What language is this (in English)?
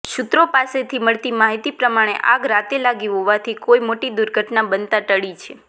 Gujarati